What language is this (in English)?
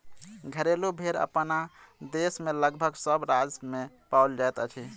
Maithili